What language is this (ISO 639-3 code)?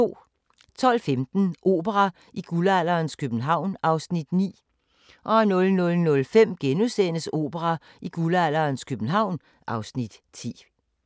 dan